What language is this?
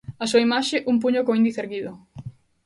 Galician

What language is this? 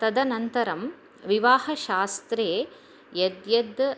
Sanskrit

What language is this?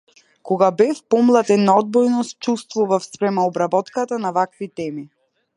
Macedonian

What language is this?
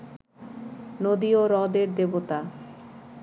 Bangla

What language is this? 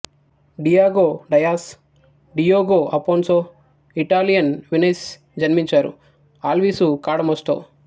Telugu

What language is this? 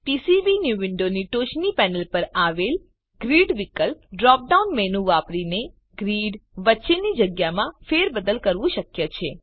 Gujarati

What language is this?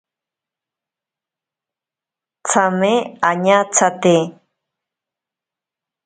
Ashéninka Perené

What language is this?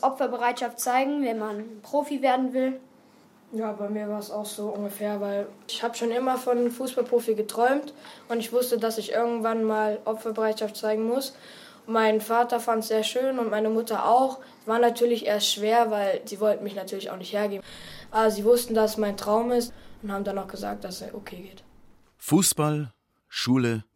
German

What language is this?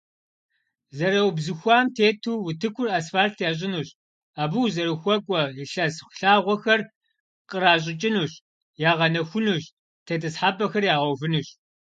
Kabardian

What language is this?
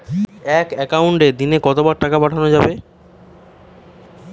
Bangla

